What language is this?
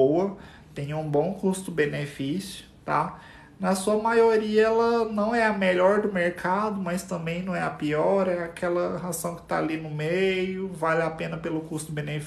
Portuguese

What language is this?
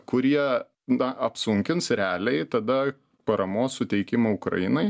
Lithuanian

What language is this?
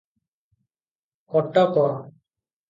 Odia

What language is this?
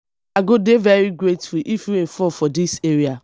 Nigerian Pidgin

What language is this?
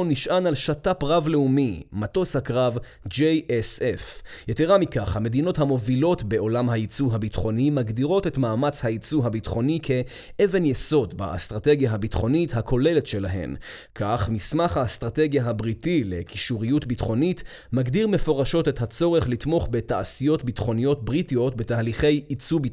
Hebrew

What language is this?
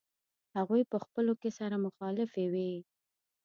Pashto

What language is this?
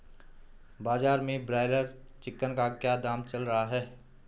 Hindi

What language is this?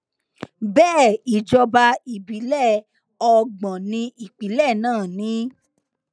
Yoruba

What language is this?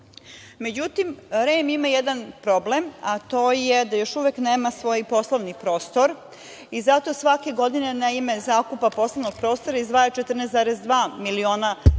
Serbian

